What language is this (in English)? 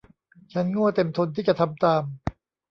Thai